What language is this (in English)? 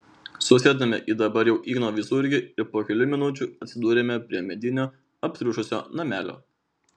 Lithuanian